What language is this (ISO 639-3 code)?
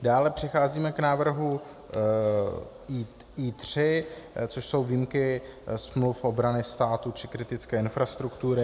ces